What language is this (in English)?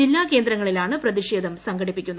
Malayalam